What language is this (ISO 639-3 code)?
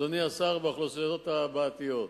heb